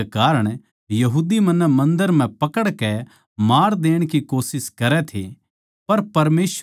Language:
Haryanvi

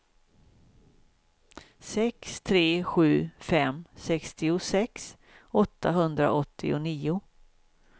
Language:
Swedish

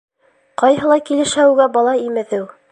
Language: Bashkir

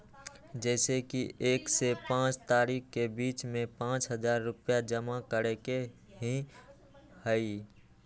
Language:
Magahi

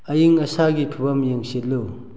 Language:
Manipuri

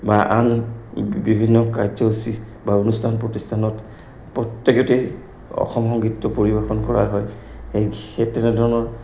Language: Assamese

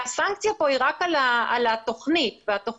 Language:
Hebrew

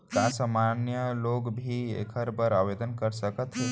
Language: Chhattisgarhi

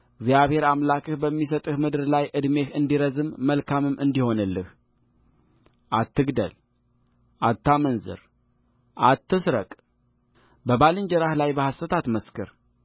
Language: Amharic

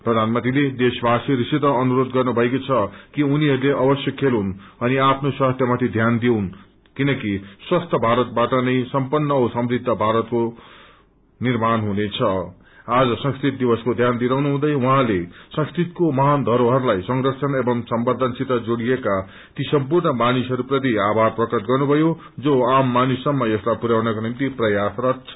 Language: Nepali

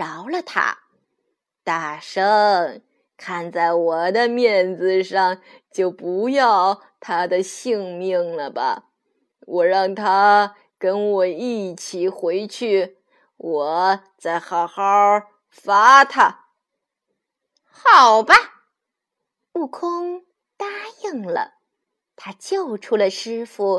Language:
Chinese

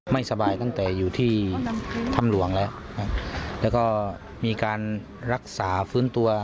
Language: Thai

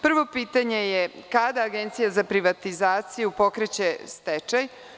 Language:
Serbian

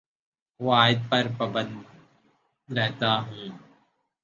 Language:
Urdu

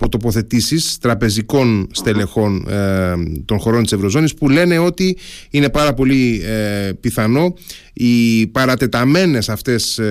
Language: Greek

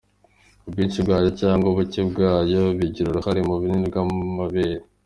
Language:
Kinyarwanda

